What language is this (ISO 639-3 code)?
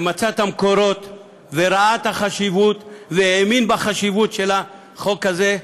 heb